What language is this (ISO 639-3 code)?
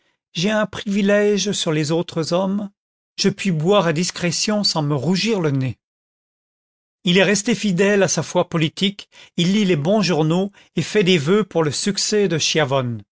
fra